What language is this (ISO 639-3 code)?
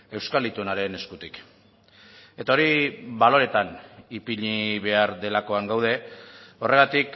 eus